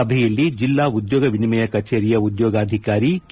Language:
Kannada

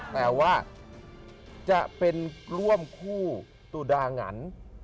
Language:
Thai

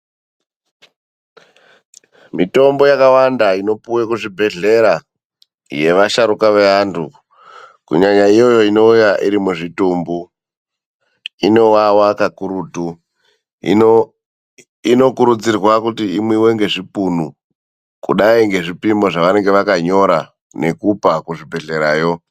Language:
Ndau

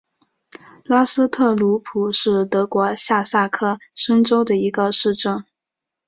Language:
Chinese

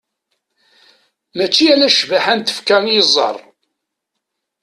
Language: Kabyle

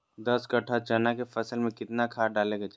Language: Magahi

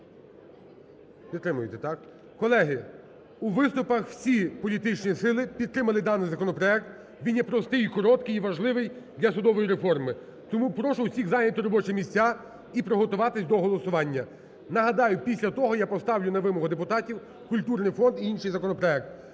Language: Ukrainian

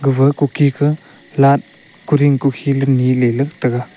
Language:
Wancho Naga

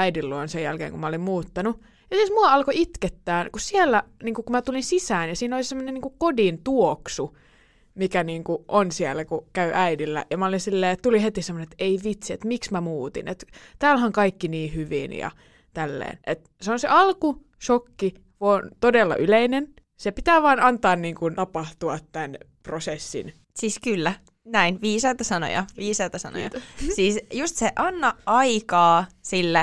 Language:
Finnish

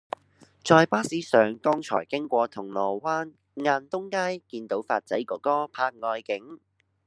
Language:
Cantonese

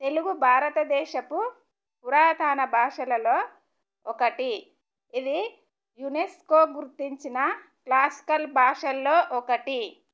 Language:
Telugu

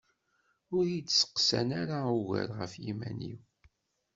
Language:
Kabyle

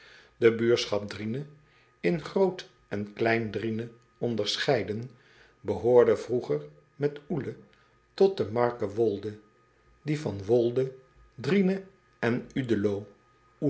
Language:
Dutch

